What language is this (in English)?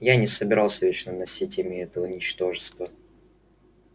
Russian